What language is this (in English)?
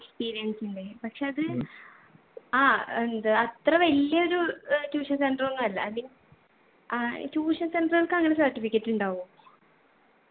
Malayalam